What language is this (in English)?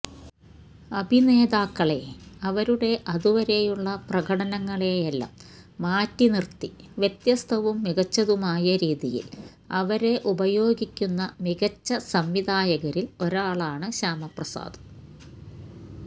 Malayalam